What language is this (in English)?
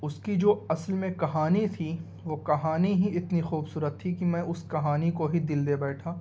Urdu